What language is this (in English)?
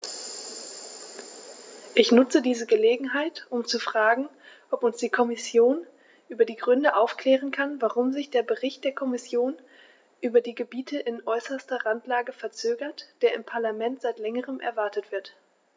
German